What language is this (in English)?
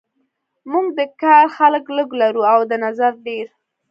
Pashto